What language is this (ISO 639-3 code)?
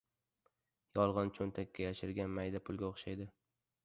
uzb